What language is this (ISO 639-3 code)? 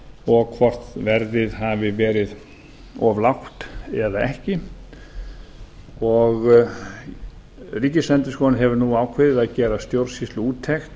isl